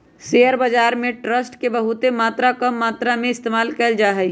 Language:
Magahi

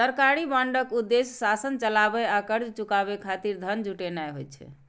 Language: Maithili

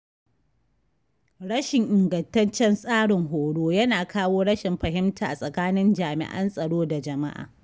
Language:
Hausa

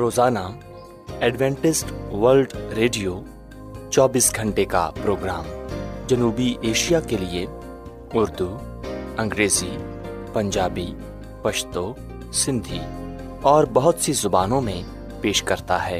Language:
Urdu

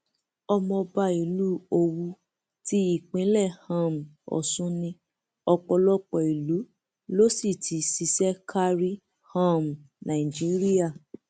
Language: Yoruba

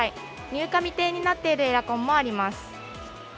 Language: Japanese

